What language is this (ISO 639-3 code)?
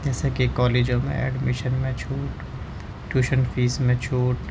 urd